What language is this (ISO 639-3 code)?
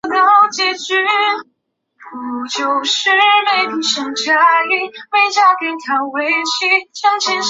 zho